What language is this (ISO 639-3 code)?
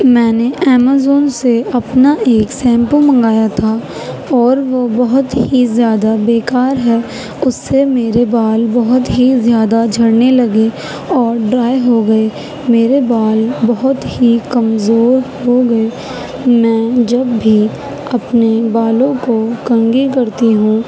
urd